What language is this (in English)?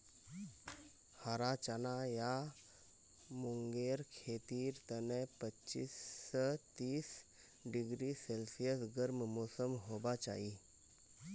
Magahi